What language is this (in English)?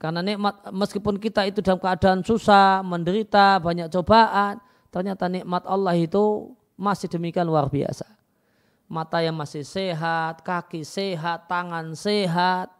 Indonesian